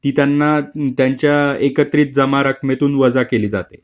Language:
Marathi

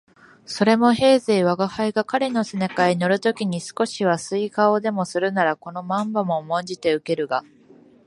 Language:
Japanese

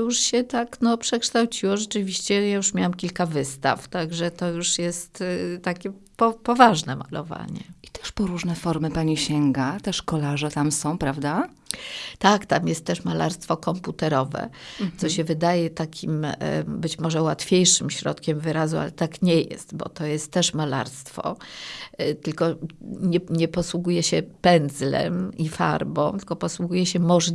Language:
Polish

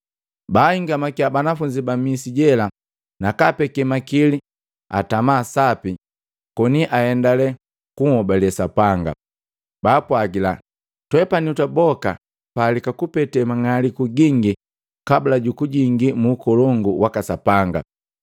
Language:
Matengo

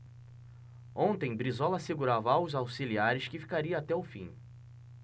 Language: Portuguese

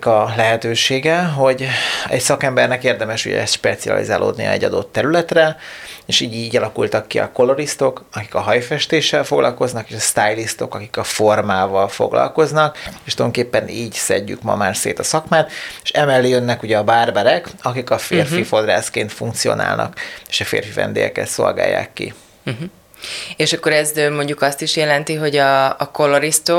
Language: Hungarian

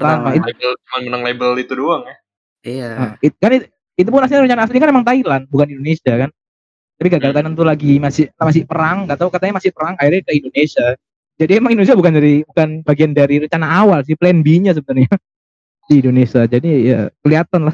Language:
Indonesian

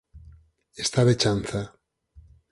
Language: Galician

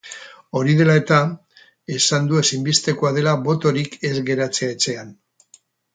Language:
Basque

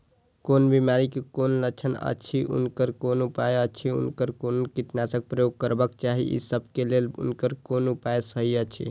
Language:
Maithili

